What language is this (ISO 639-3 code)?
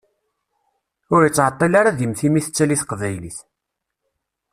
kab